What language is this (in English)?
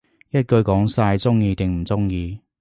Cantonese